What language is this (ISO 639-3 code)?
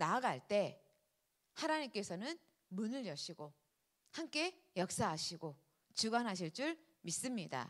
kor